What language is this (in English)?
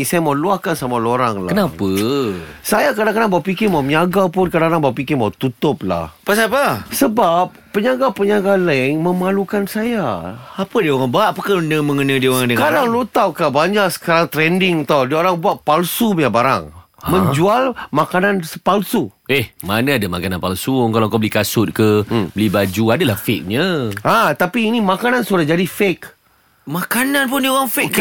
Malay